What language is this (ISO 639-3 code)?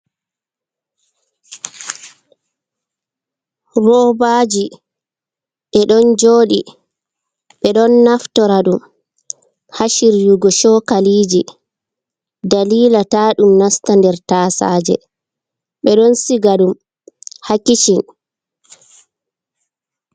ful